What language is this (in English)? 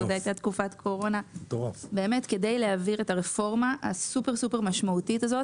Hebrew